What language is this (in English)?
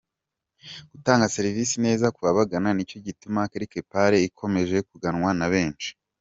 Kinyarwanda